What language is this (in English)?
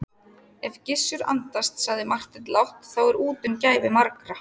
Icelandic